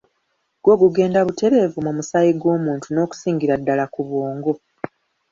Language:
Ganda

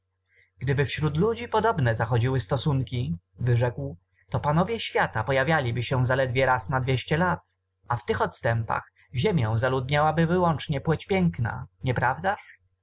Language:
Polish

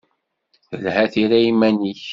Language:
Kabyle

